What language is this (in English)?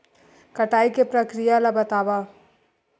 Chhattisgarhi